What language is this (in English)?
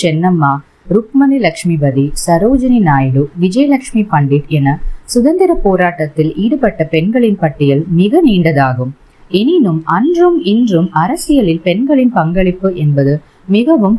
Tamil